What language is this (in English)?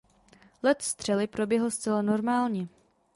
Czech